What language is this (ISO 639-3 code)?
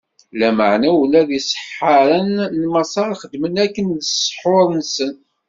kab